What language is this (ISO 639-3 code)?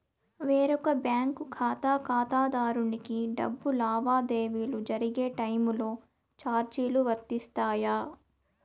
tel